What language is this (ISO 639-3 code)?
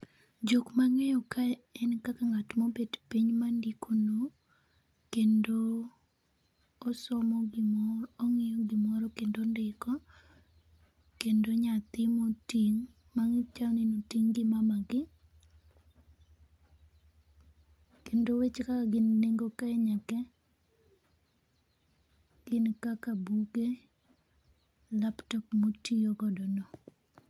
luo